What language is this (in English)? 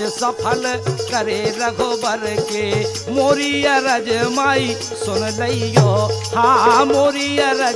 Hindi